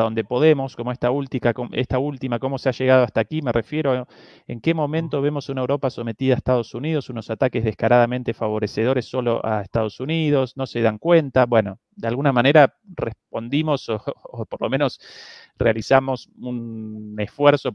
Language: Spanish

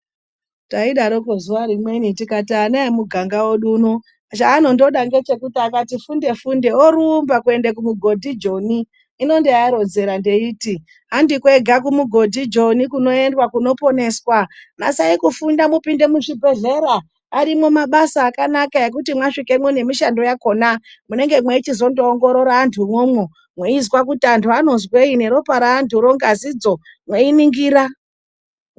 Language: Ndau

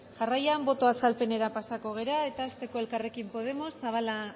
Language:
Basque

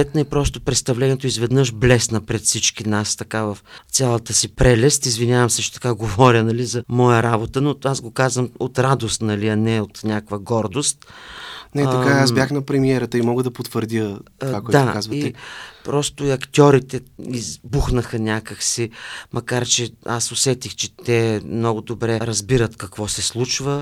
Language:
Bulgarian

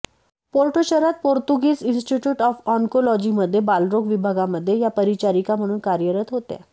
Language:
Marathi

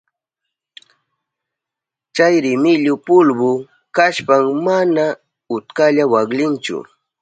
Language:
Southern Pastaza Quechua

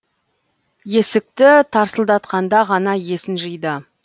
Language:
Kazakh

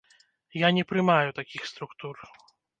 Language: Belarusian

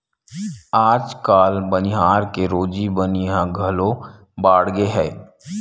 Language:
Chhattisgarhi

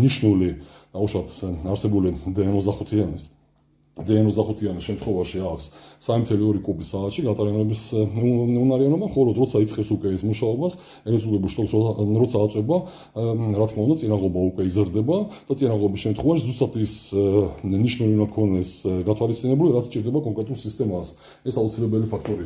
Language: Georgian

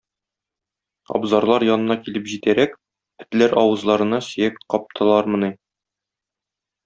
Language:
Tatar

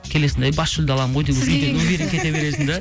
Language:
Kazakh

